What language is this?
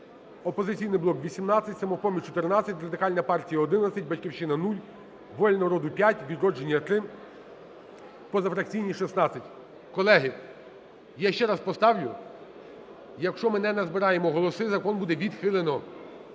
Ukrainian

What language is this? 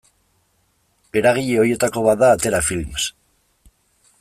Basque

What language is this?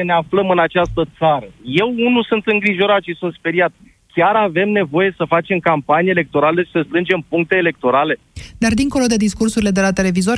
Romanian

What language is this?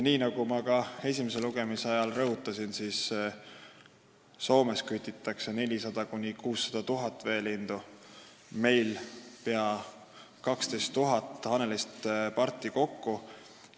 Estonian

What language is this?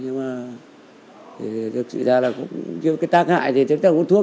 Vietnamese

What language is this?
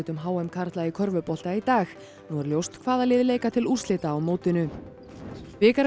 Icelandic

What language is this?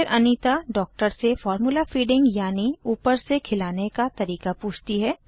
Hindi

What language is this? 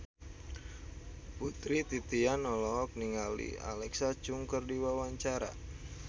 Sundanese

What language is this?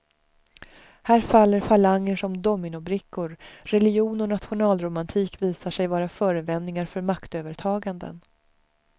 Swedish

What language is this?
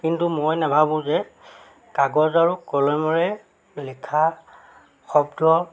Assamese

